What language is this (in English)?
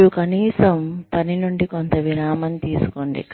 Telugu